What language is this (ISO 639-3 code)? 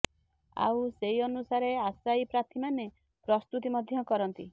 ori